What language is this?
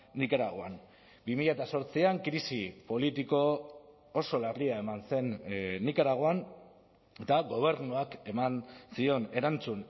Basque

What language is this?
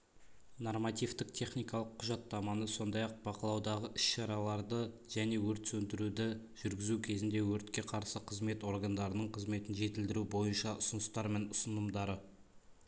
Kazakh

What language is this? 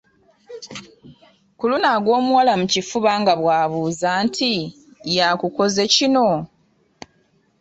Ganda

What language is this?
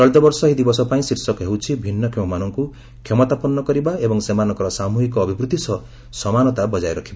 Odia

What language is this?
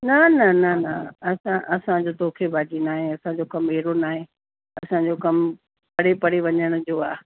Sindhi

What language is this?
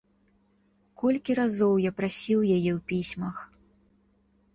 Belarusian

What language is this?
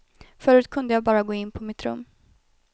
Swedish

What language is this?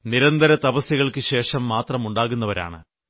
Malayalam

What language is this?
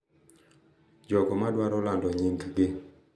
Luo (Kenya and Tanzania)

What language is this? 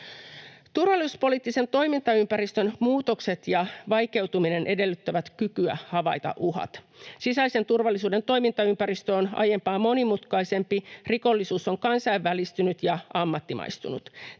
Finnish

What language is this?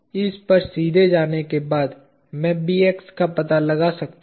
Hindi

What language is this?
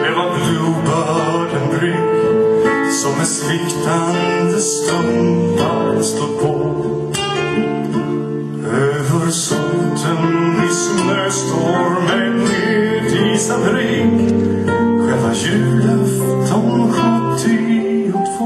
Norwegian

